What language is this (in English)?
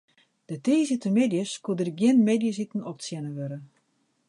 Western Frisian